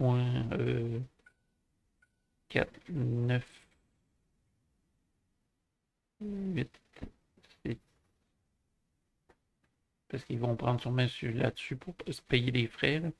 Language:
French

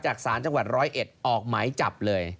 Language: Thai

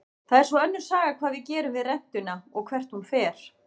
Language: Icelandic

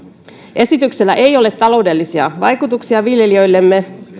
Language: Finnish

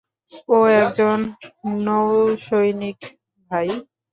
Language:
Bangla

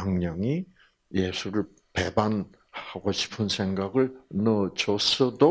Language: Korean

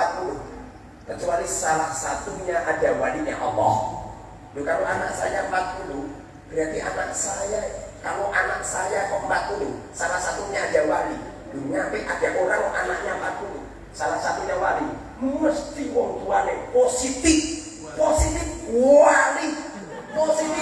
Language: Indonesian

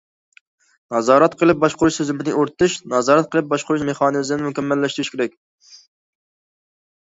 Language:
Uyghur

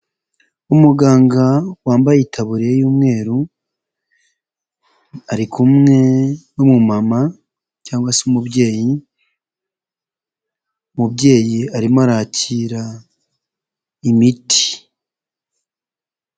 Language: Kinyarwanda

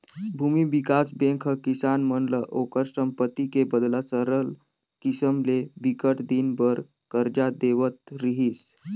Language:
Chhattisgarhi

